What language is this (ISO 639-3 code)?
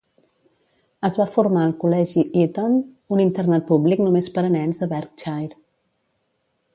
cat